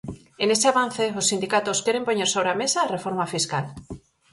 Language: Galician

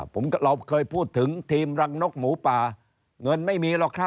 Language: Thai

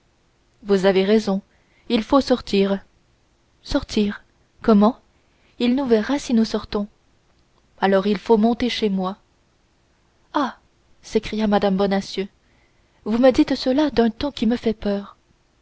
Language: French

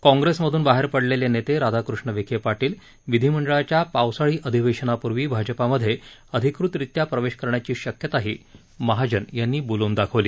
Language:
Marathi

